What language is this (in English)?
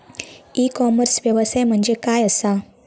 Marathi